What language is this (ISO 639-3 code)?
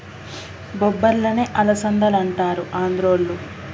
tel